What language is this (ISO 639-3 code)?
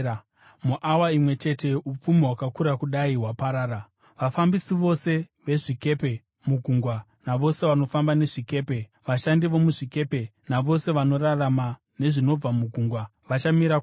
sna